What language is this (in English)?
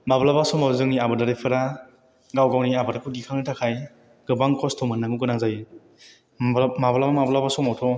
Bodo